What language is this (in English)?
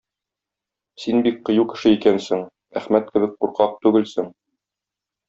Tatar